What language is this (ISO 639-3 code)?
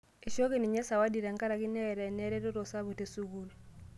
mas